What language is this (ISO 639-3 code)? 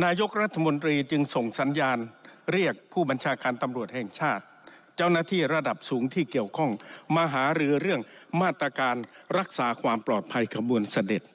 tha